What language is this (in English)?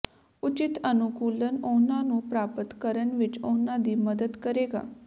Punjabi